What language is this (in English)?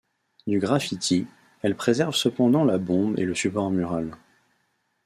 French